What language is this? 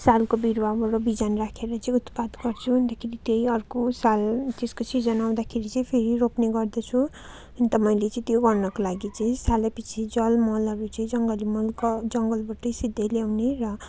Nepali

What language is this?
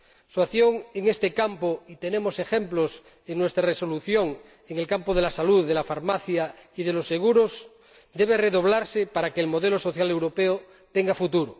Spanish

